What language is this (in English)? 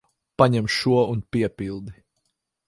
Latvian